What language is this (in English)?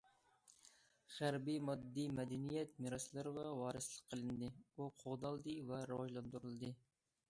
Uyghur